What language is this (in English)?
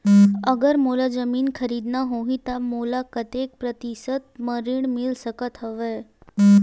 Chhattisgarhi